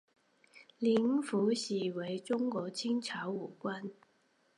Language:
Chinese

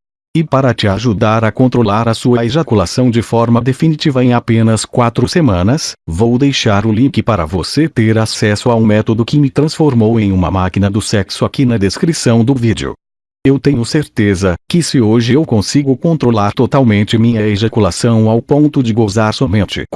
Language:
Portuguese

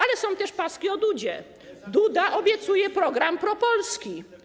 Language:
Polish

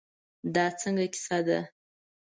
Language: Pashto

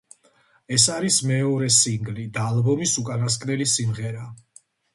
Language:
Georgian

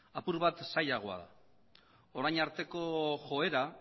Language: Basque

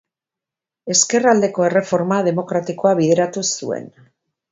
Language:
Basque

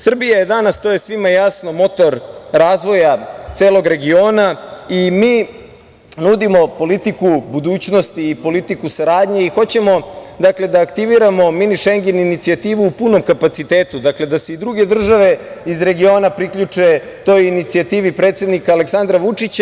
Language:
Serbian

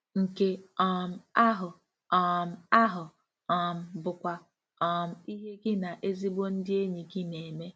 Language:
Igbo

